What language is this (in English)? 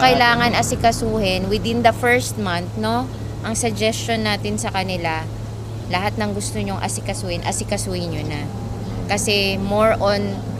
Filipino